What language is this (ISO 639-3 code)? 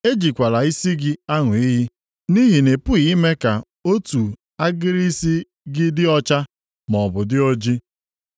ibo